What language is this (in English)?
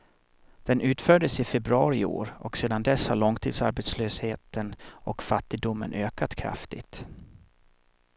Swedish